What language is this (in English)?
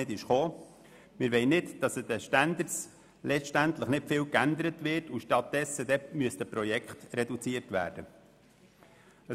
Swiss German